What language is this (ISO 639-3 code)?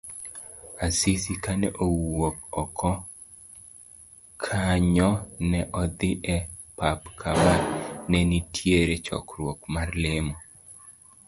luo